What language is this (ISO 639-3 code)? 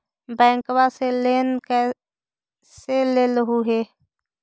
mag